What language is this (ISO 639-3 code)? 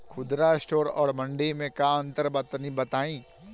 bho